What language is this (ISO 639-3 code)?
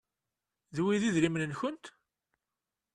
kab